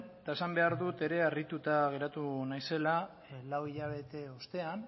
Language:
Basque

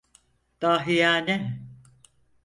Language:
Turkish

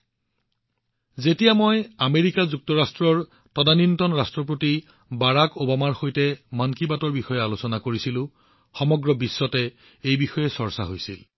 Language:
Assamese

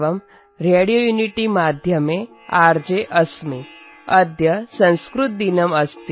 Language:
Tamil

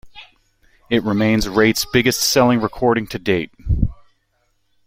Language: English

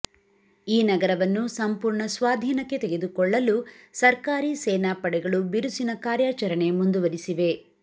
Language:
Kannada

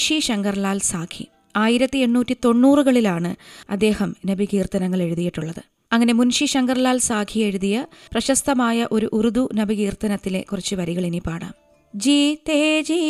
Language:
Malayalam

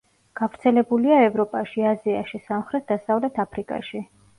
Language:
Georgian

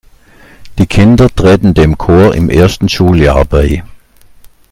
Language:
German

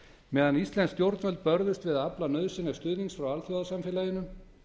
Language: Icelandic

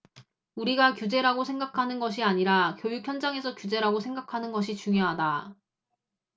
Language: Korean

